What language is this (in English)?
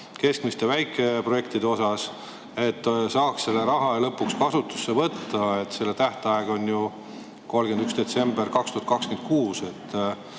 Estonian